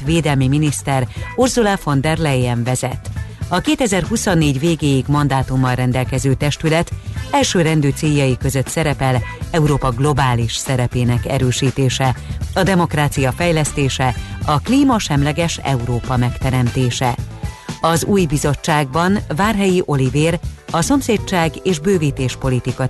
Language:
Hungarian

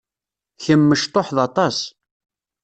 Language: Kabyle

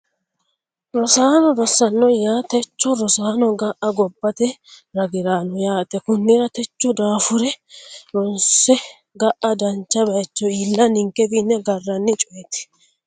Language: Sidamo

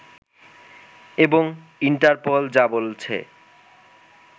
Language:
Bangla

